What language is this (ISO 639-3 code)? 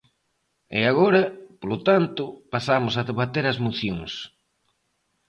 glg